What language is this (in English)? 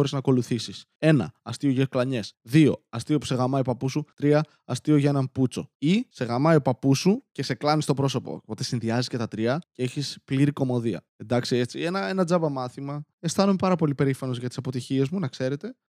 Greek